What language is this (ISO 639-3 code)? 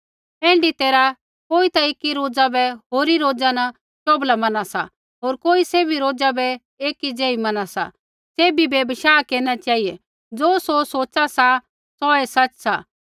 kfx